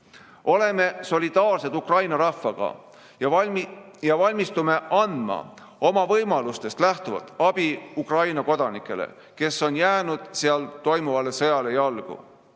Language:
Estonian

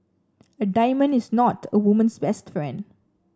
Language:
English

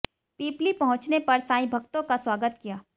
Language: Hindi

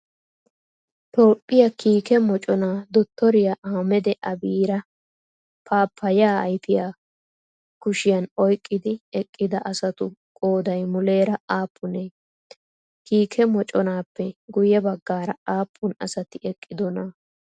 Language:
Wolaytta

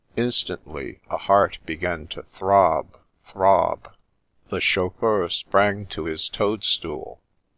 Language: English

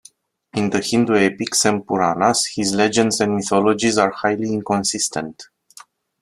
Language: English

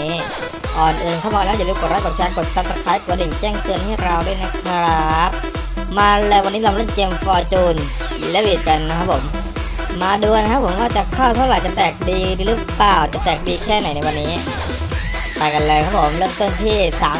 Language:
Thai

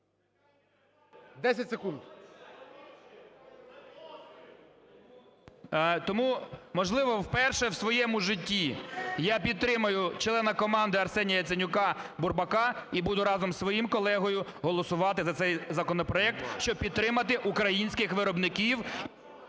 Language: Ukrainian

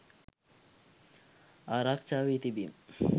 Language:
Sinhala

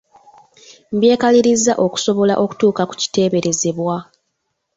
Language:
Ganda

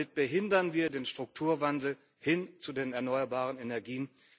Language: German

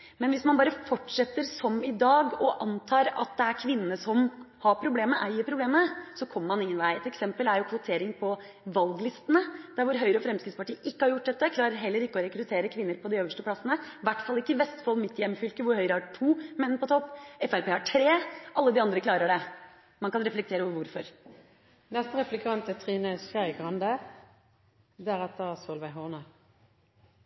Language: Norwegian Bokmål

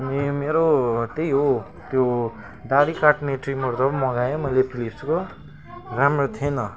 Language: Nepali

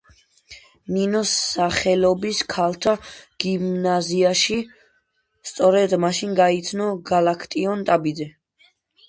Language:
Georgian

